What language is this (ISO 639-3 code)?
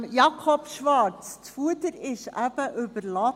gsw